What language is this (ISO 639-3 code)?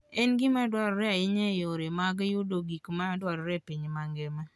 luo